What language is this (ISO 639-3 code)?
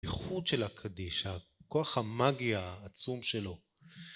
heb